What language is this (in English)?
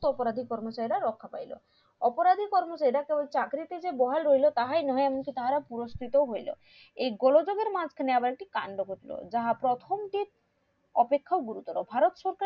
Bangla